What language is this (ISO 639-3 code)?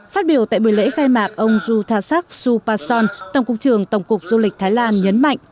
vie